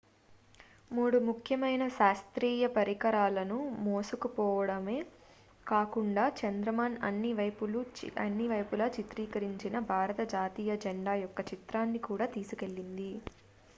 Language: Telugu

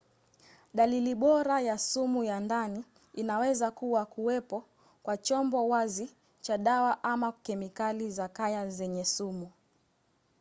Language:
Swahili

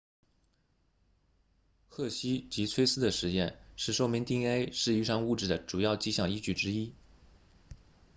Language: Chinese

